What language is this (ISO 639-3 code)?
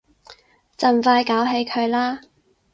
yue